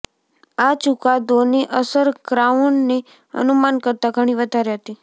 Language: Gujarati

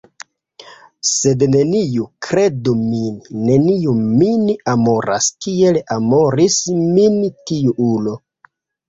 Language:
Esperanto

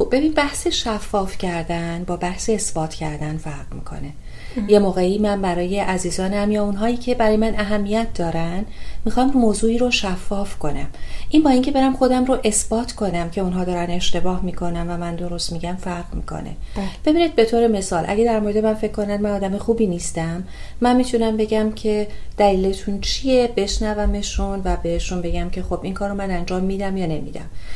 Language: Persian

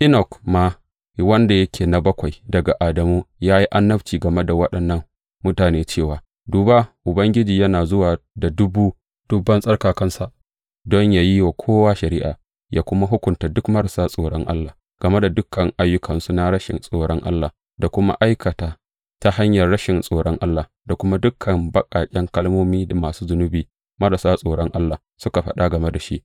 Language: Hausa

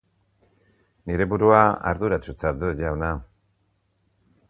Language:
Basque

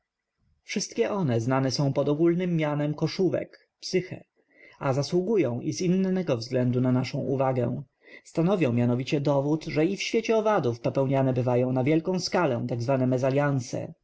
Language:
Polish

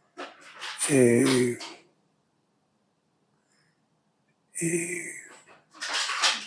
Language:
Hebrew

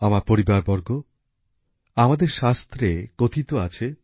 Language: Bangla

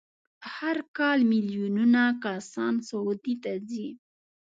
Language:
Pashto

